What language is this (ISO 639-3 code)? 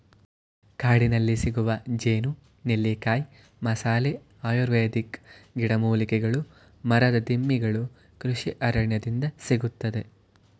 kan